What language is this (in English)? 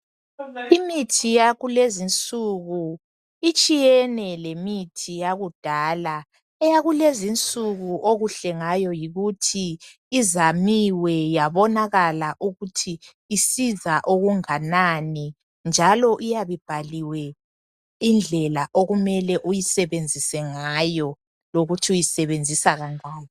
North Ndebele